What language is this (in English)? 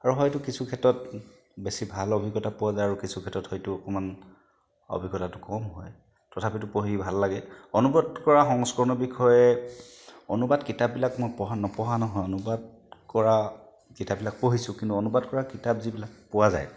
Assamese